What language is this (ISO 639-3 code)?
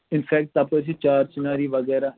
kas